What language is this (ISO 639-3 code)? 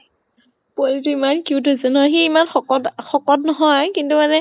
asm